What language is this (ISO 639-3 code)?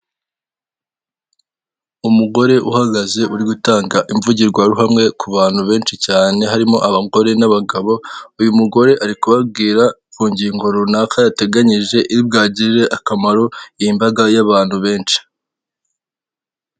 kin